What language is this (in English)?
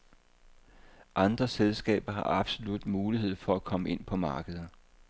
Danish